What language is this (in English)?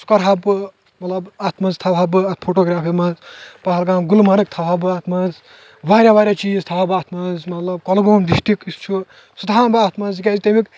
Kashmiri